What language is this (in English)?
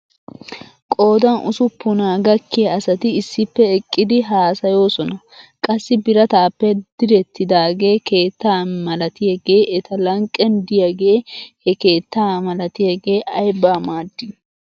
Wolaytta